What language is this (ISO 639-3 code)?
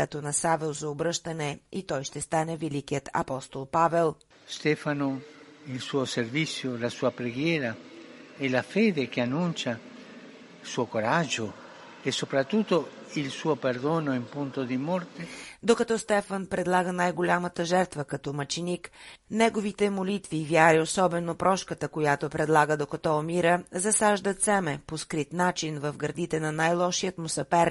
bul